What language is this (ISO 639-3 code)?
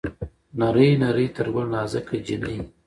pus